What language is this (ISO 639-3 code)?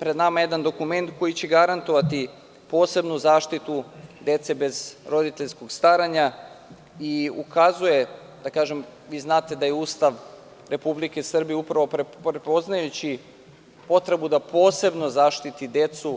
srp